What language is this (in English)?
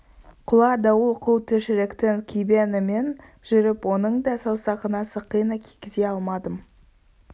Kazakh